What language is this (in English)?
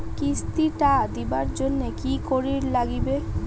Bangla